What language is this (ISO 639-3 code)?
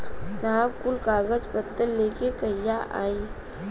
bho